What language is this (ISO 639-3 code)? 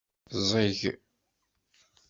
kab